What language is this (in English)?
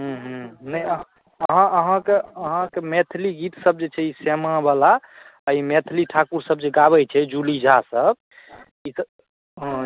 Maithili